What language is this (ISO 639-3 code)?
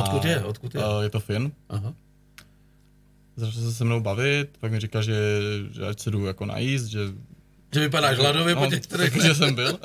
ces